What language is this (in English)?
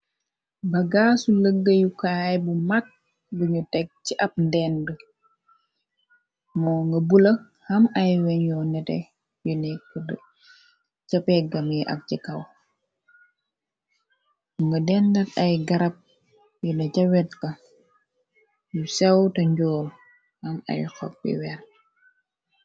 Wolof